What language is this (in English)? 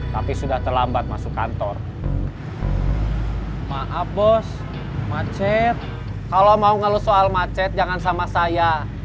Indonesian